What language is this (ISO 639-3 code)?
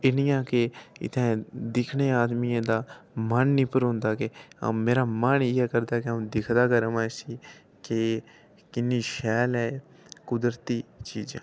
doi